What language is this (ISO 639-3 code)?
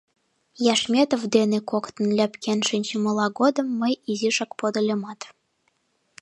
chm